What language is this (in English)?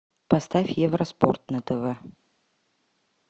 Russian